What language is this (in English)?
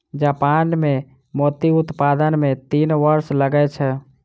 Maithili